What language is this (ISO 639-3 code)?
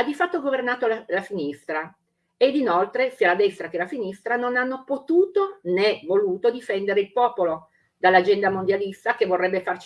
ita